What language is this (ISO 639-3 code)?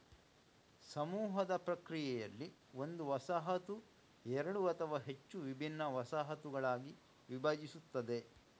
kan